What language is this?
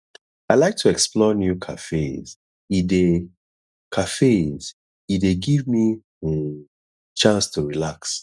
Nigerian Pidgin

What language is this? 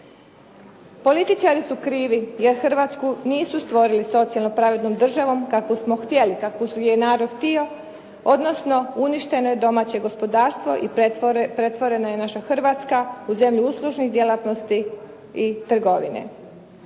Croatian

